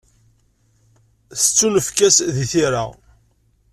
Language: Kabyle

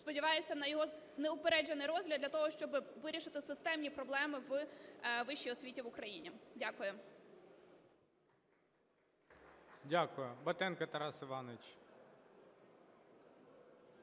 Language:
Ukrainian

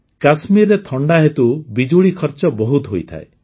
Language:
Odia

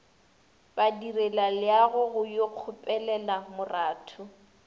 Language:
Northern Sotho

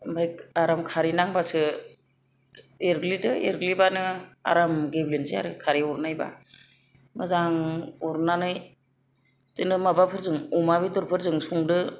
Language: Bodo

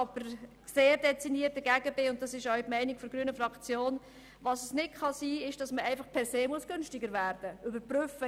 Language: Swiss German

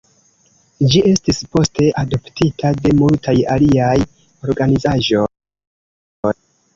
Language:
Esperanto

